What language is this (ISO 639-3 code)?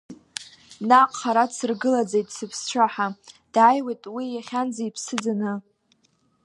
abk